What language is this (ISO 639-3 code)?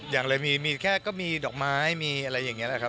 tha